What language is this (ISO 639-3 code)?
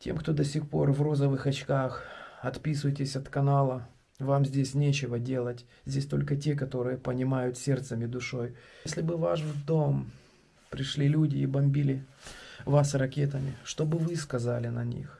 rus